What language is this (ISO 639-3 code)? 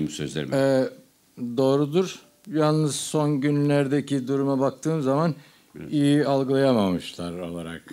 tur